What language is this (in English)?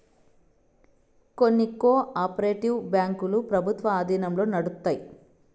Telugu